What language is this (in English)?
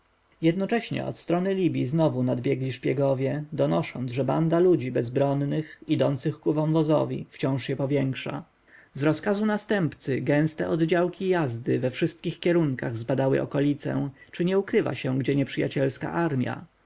Polish